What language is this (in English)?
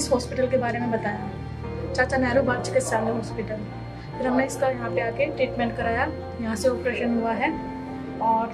Hindi